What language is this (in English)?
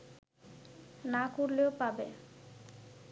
Bangla